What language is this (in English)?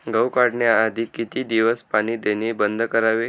Marathi